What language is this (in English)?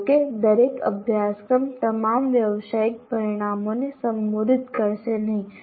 Gujarati